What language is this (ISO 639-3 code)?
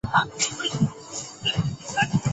zho